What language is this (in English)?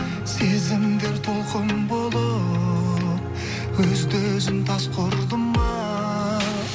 Kazakh